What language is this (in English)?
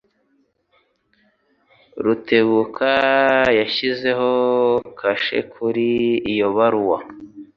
Kinyarwanda